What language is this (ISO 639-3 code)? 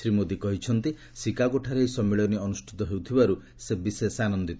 ori